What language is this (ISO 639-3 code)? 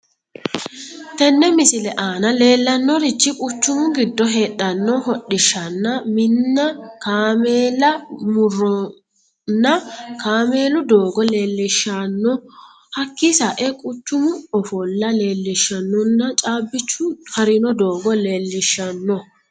sid